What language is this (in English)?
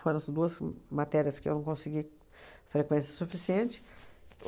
Portuguese